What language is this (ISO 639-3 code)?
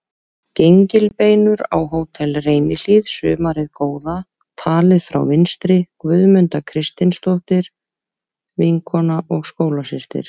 isl